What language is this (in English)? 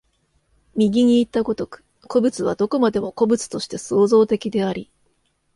Japanese